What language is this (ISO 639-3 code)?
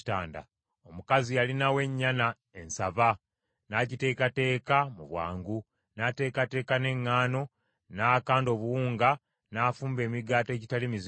lug